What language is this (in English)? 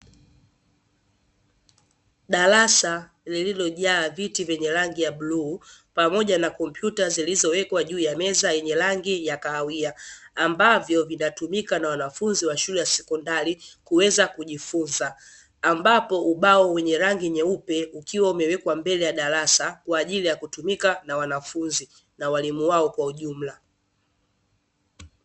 Swahili